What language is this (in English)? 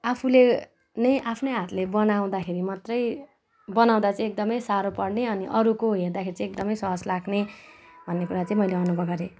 Nepali